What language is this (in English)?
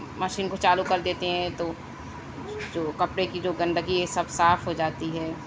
Urdu